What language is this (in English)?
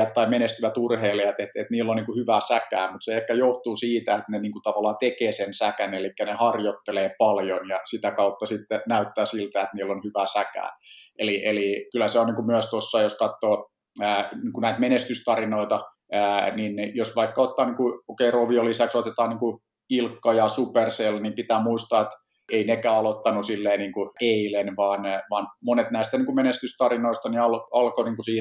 Finnish